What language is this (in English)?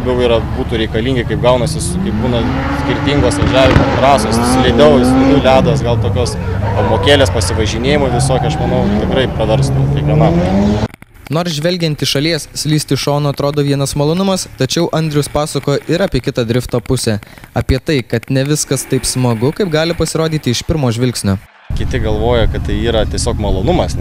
Lithuanian